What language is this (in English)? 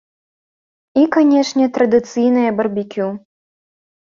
Belarusian